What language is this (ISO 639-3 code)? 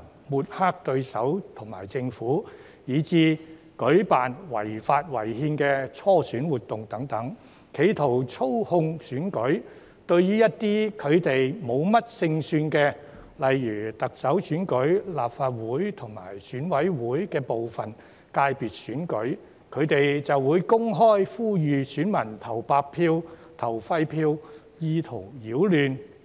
yue